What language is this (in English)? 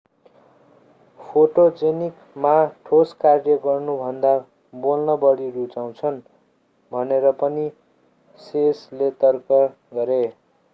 Nepali